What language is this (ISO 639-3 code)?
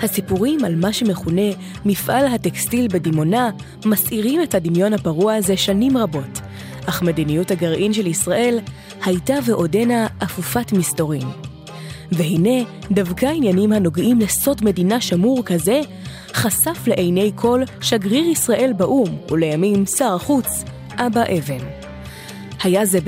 heb